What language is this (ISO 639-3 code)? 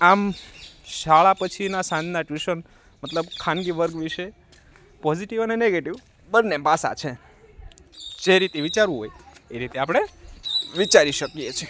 guj